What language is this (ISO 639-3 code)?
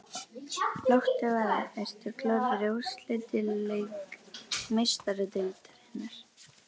isl